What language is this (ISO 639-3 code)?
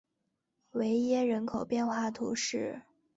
zho